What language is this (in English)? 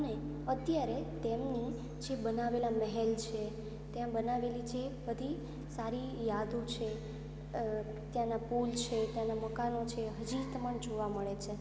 Gujarati